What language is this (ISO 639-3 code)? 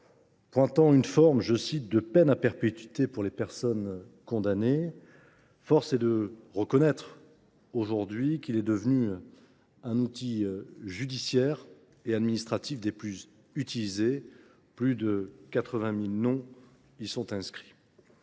fra